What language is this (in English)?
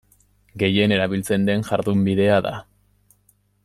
Basque